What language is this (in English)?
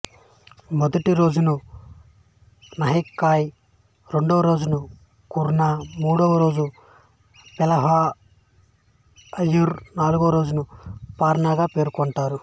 Telugu